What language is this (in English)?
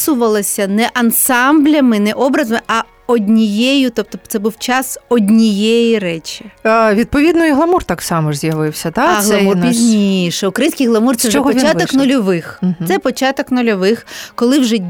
Ukrainian